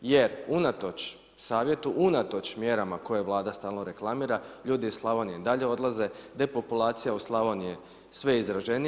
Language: Croatian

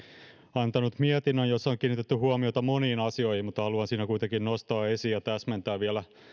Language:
Finnish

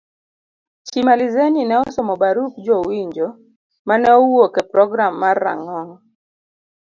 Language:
Luo (Kenya and Tanzania)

